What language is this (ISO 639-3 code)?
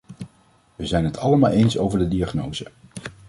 nld